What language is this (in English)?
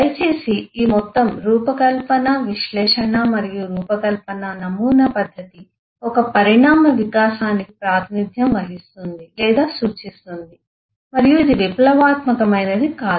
Telugu